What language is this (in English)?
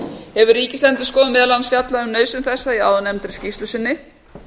Icelandic